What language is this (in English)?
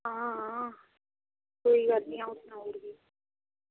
Dogri